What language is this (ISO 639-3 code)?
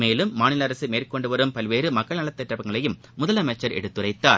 tam